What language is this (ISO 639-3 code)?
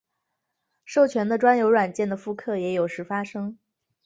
zho